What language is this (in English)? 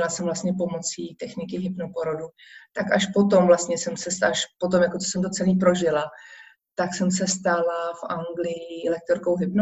Czech